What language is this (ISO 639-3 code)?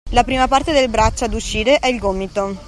ita